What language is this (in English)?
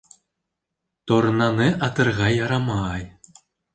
Bashkir